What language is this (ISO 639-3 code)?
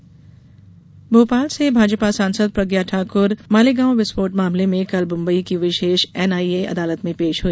hin